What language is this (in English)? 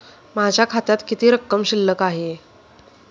Marathi